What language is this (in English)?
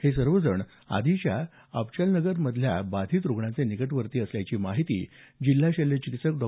Marathi